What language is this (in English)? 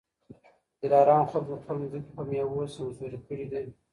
Pashto